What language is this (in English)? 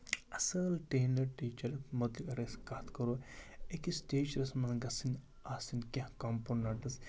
Kashmiri